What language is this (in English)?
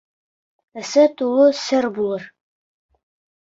Bashkir